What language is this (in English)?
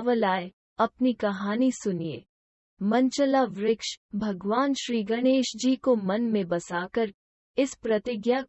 Hindi